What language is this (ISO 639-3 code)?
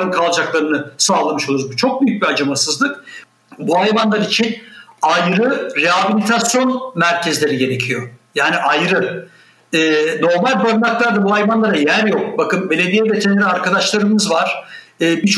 tur